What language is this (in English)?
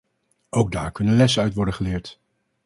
Dutch